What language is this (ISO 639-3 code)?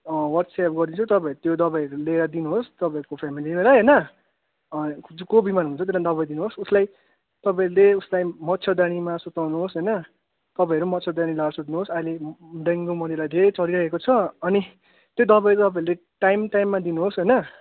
nep